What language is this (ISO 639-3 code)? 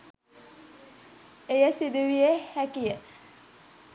sin